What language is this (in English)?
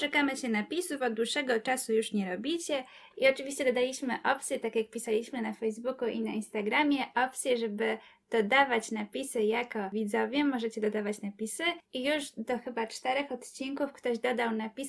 Polish